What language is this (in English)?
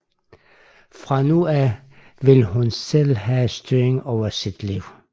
Danish